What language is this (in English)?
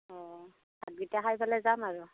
Assamese